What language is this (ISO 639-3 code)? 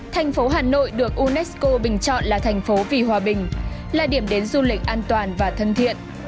vie